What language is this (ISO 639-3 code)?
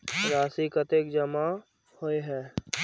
mag